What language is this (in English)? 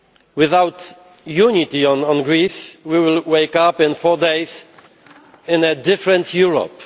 English